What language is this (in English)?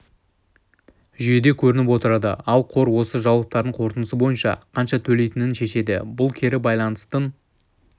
Kazakh